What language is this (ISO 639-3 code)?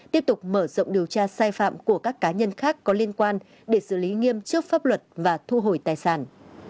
vie